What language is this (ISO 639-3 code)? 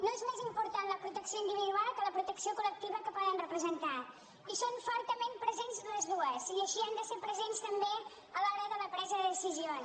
cat